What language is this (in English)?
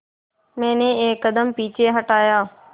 Hindi